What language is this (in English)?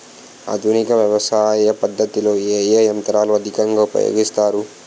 Telugu